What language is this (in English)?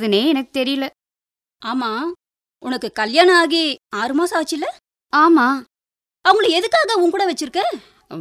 Tamil